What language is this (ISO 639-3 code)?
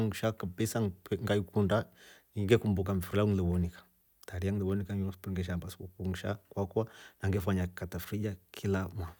rof